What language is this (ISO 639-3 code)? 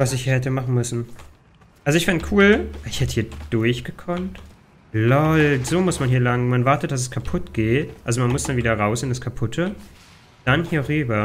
deu